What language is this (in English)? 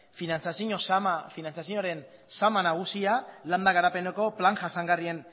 Basque